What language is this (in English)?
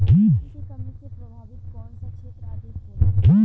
Bhojpuri